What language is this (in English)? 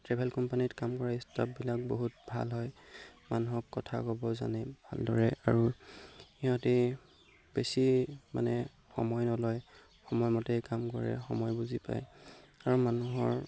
Assamese